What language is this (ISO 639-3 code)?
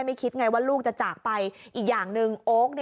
tha